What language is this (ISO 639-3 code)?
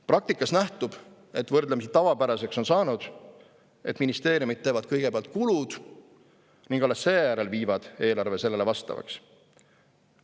est